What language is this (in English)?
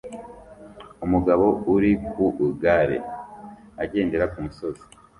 Kinyarwanda